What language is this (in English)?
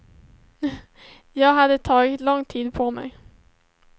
Swedish